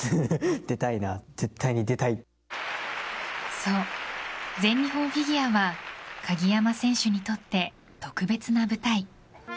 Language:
Japanese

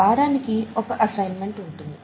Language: Telugu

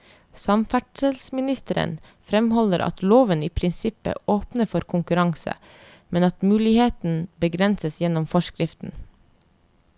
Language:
Norwegian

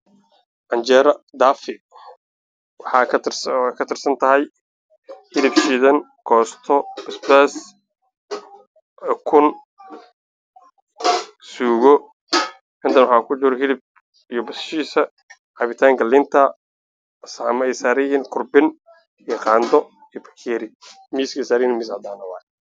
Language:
Somali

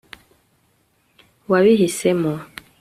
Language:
Kinyarwanda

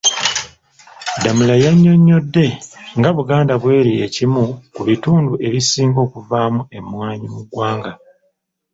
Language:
Ganda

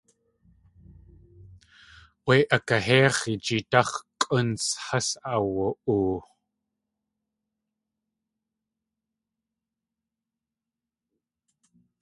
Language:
Tlingit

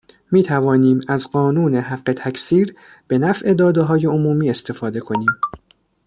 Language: Persian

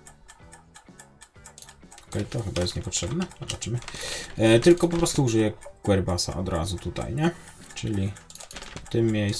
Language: Polish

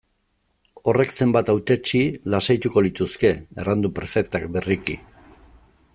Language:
Basque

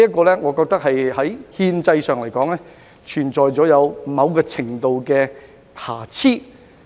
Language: Cantonese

